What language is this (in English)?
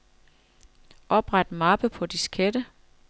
Danish